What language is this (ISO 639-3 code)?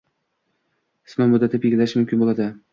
uzb